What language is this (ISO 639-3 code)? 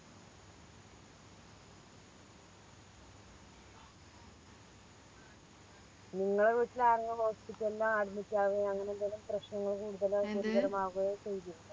mal